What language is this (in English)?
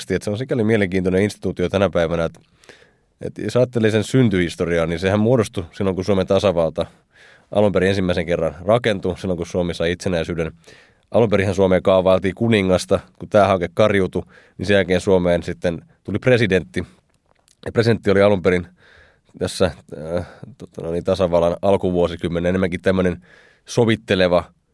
Finnish